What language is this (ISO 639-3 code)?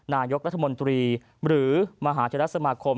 tha